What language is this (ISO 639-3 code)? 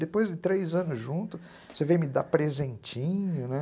por